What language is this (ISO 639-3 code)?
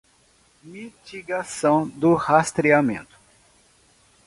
por